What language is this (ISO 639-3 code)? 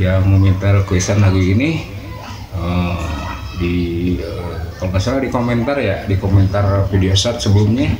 ind